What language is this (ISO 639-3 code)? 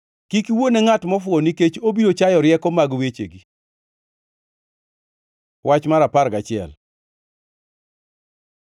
luo